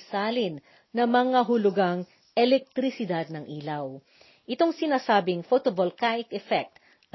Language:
Filipino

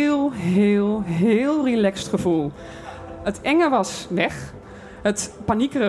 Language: Dutch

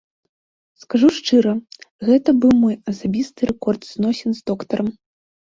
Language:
Belarusian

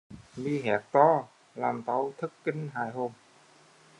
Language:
Vietnamese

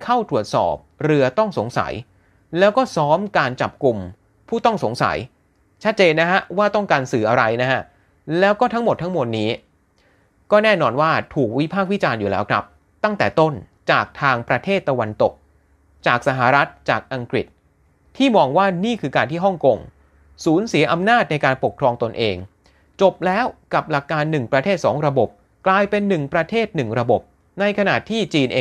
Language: Thai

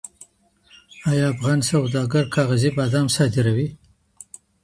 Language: Pashto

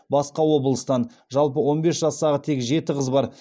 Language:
Kazakh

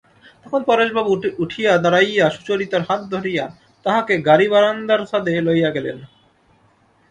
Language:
Bangla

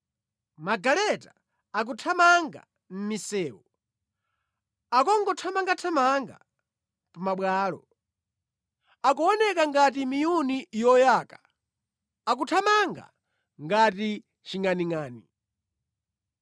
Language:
Nyanja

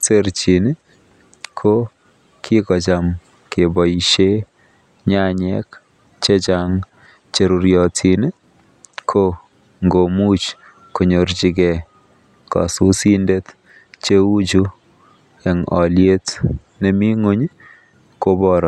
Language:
Kalenjin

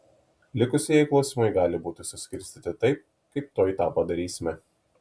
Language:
Lithuanian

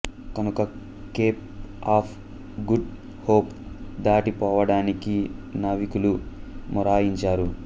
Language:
Telugu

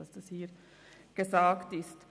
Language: Swiss German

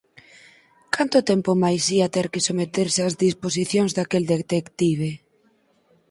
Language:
Galician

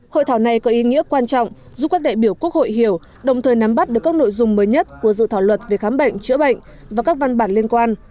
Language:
Vietnamese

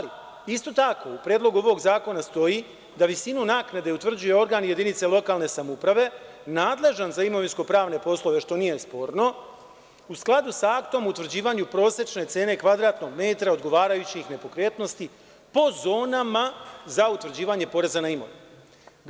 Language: Serbian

